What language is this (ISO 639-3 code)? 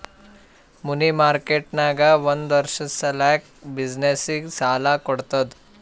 kan